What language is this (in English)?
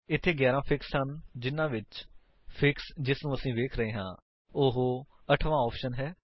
Punjabi